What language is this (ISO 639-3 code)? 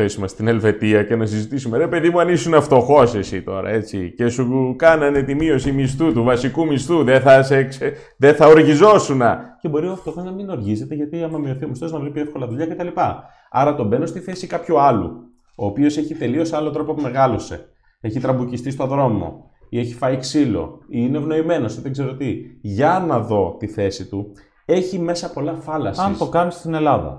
ell